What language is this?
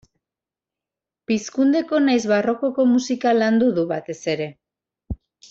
Basque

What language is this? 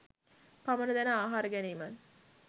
Sinhala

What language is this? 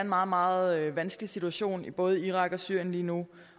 Danish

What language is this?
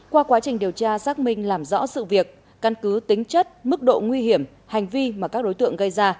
Vietnamese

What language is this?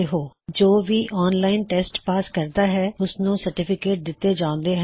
Punjabi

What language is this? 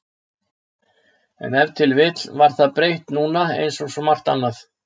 Icelandic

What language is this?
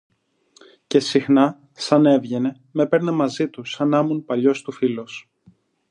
Greek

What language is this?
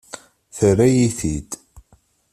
Kabyle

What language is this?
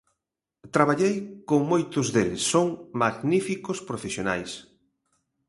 Galician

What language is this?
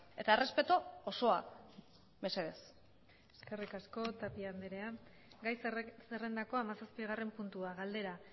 Basque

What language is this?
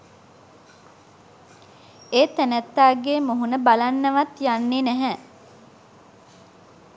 Sinhala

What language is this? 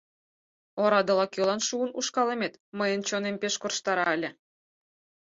Mari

